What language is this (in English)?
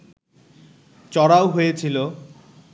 Bangla